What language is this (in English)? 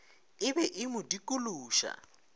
Northern Sotho